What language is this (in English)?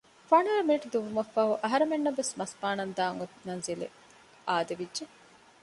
Divehi